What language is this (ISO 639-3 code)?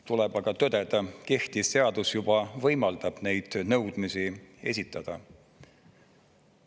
est